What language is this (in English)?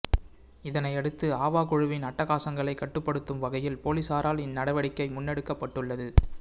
Tamil